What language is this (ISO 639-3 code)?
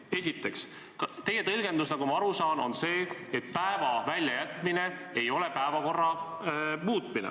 est